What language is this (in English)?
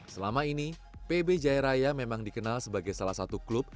Indonesian